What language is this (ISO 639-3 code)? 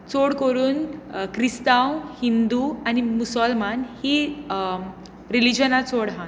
kok